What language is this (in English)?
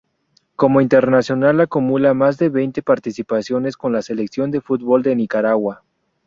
Spanish